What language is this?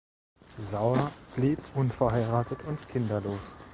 German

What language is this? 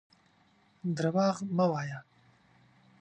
Pashto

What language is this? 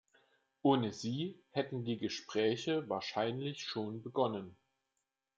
German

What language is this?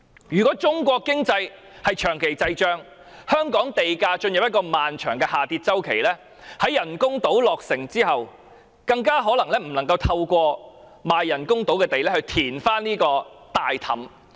Cantonese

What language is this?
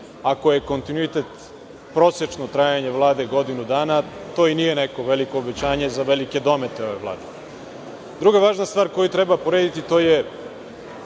Serbian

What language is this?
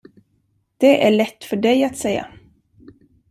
Swedish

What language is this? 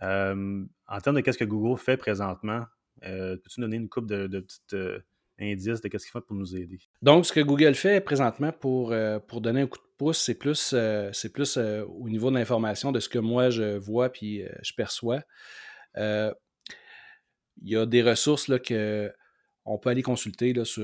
French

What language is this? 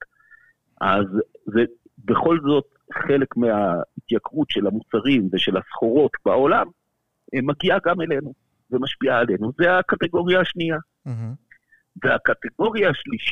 Hebrew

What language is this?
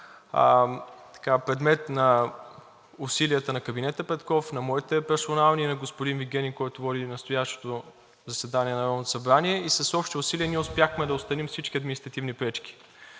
Bulgarian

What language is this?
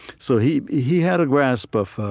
English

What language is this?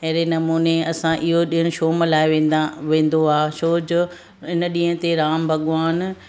Sindhi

